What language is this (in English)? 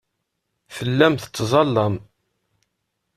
Kabyle